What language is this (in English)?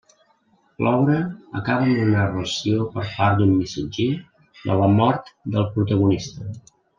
Catalan